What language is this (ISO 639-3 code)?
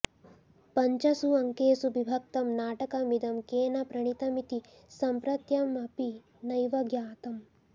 san